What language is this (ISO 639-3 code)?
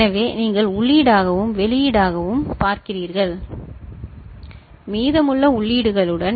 tam